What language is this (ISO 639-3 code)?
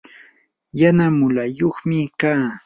qur